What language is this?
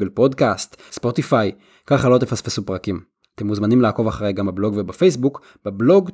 Hebrew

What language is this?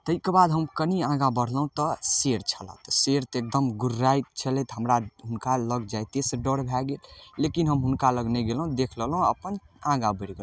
Maithili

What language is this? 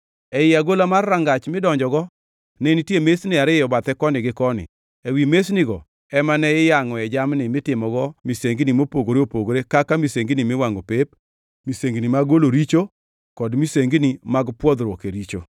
Luo (Kenya and Tanzania)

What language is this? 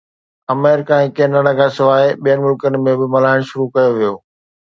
Sindhi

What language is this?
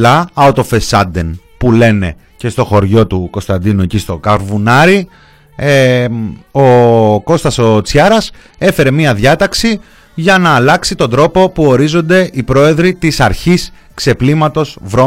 Greek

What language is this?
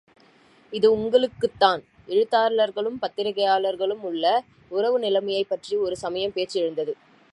Tamil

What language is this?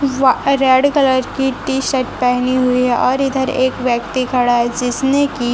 Hindi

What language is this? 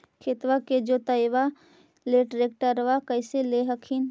Magahi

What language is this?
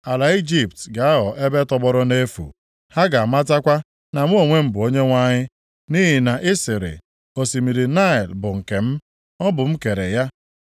Igbo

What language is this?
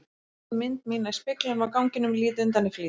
Icelandic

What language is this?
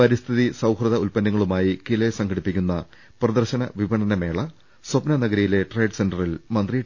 Malayalam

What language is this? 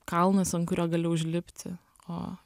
Lithuanian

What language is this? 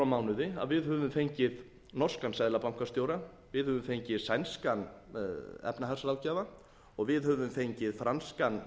Icelandic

